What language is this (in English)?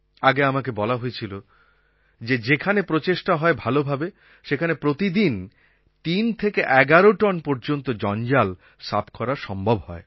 Bangla